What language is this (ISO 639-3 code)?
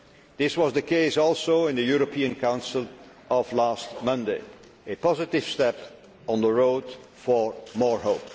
eng